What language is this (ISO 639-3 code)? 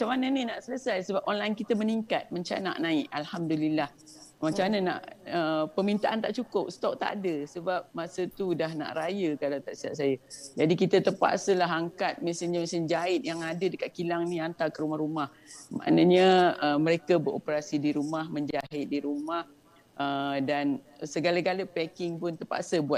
msa